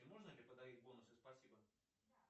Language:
Russian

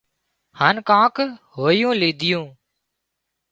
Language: Wadiyara Koli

